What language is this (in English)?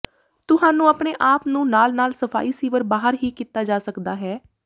Punjabi